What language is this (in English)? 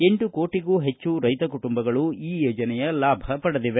Kannada